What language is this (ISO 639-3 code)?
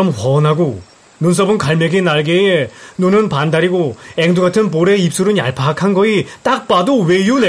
kor